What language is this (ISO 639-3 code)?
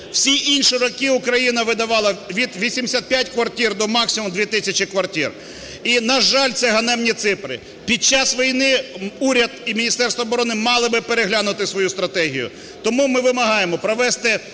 ukr